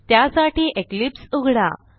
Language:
Marathi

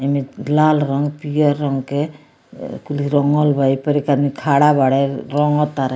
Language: Bhojpuri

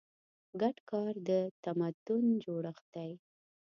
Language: Pashto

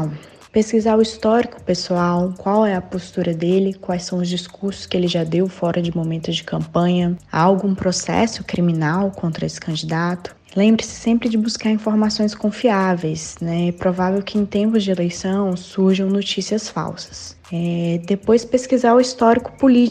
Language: Portuguese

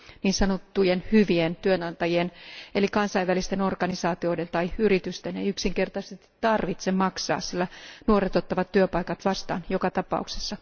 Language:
Finnish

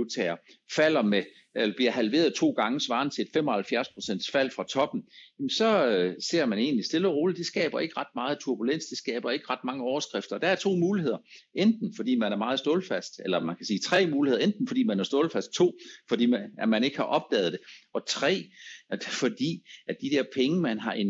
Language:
Danish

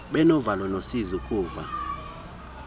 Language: Xhosa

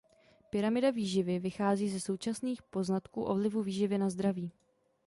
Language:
Czech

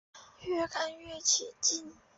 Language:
Chinese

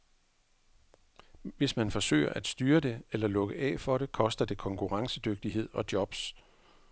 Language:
Danish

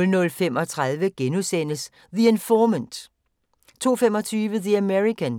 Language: Danish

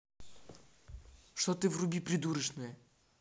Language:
Russian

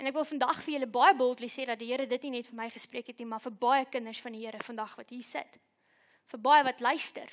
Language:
Dutch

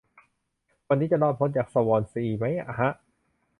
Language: Thai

